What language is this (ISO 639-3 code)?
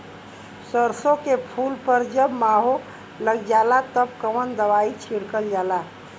bho